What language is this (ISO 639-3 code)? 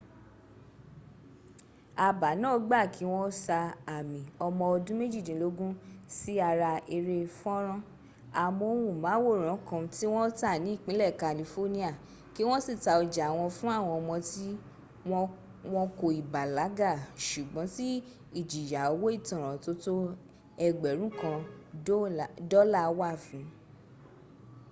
yor